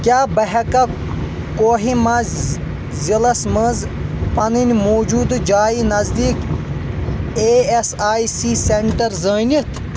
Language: Kashmiri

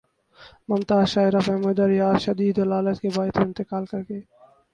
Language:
Urdu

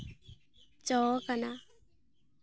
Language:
Santali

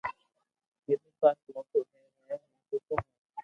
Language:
Loarki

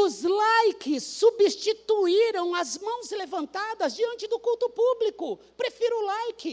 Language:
Portuguese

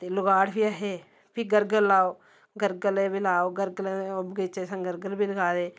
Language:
Dogri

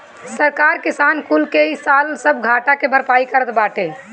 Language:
Bhojpuri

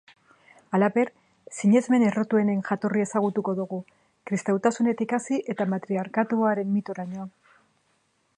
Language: Basque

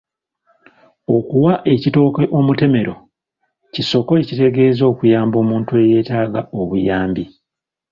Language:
Ganda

